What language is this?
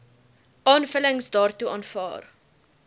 Afrikaans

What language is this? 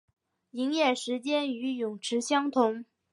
Chinese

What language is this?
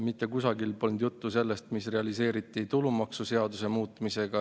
Estonian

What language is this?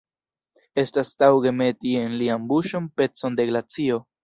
Esperanto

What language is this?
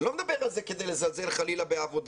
Hebrew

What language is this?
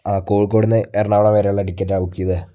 Malayalam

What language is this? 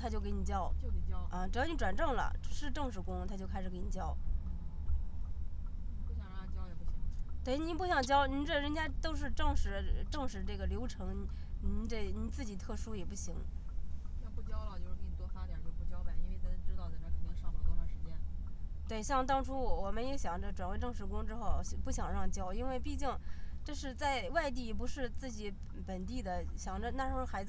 Chinese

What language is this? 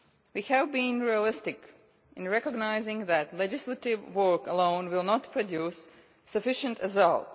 English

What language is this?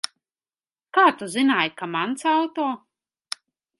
Latvian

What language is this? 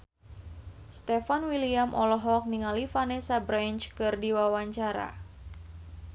Sundanese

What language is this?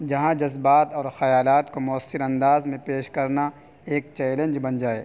Urdu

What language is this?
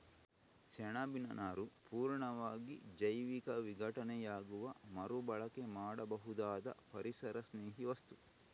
Kannada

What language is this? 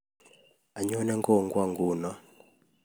Kalenjin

